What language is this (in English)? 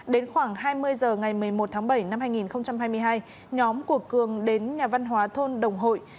Vietnamese